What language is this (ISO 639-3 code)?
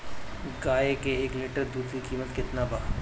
bho